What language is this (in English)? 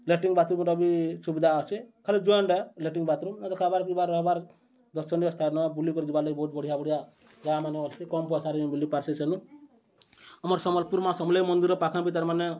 Odia